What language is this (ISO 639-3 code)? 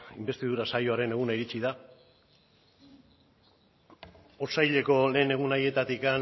eus